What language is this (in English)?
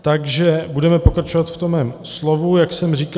Czech